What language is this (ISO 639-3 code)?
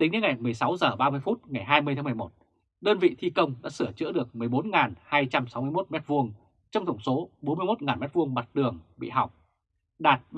vie